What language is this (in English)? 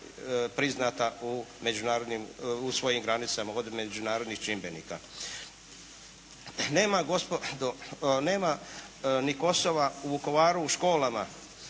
Croatian